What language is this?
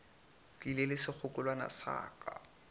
Northern Sotho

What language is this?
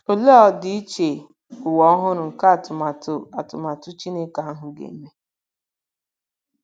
Igbo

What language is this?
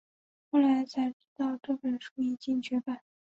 Chinese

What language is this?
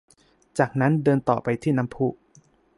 Thai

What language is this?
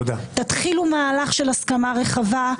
Hebrew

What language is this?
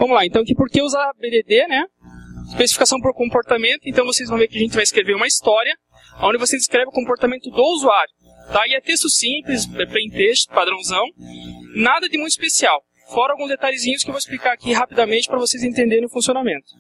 Portuguese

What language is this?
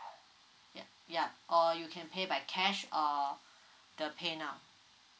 English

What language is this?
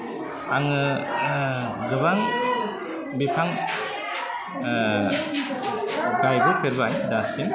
Bodo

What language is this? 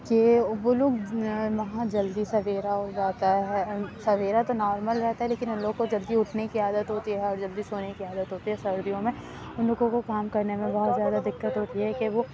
Urdu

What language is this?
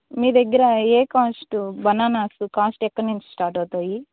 Telugu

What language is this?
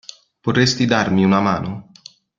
Italian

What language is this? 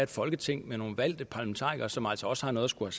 Danish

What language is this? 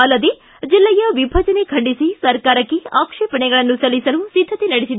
Kannada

